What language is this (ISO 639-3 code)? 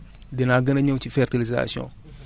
wol